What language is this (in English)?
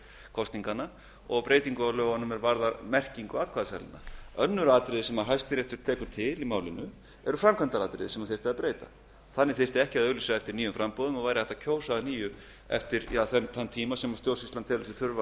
Icelandic